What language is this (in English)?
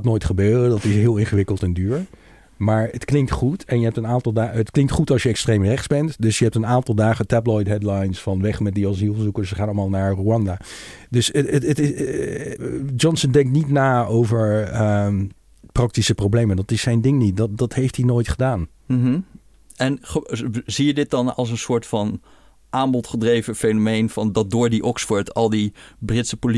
Dutch